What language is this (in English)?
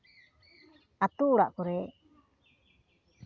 Santali